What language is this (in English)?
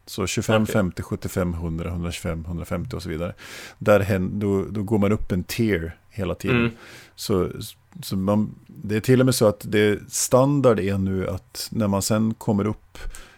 Swedish